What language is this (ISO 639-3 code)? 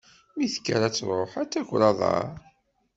kab